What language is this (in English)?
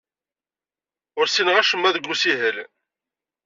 Kabyle